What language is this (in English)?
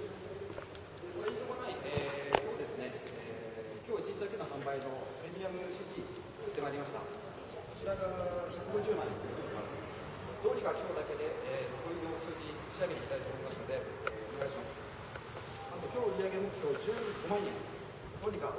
Japanese